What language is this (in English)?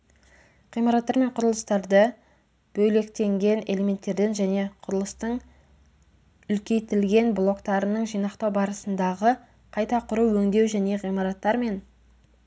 Kazakh